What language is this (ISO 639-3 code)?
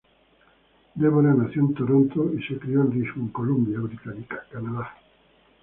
spa